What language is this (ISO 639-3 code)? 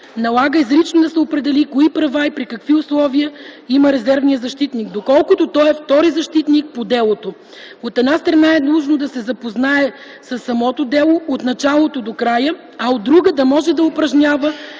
bul